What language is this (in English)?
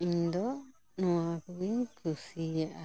Santali